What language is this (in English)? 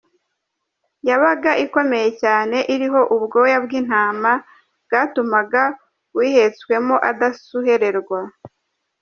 Kinyarwanda